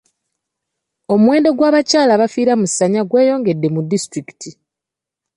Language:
Ganda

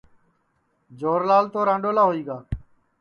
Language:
Sansi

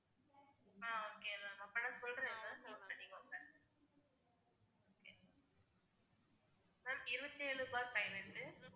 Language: Tamil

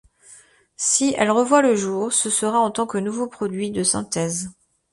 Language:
French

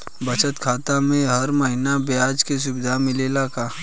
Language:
Bhojpuri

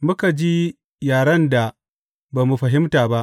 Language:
Hausa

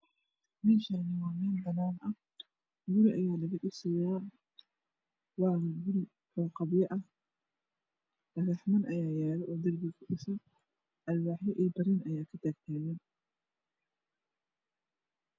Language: Somali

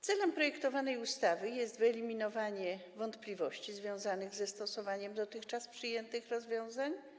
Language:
Polish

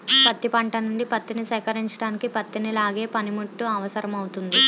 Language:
Telugu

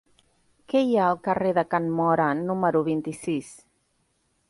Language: Catalan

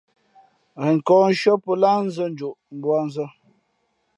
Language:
Fe'fe'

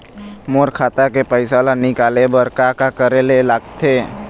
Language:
Chhattisgarhi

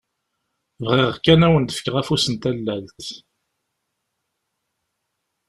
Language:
Kabyle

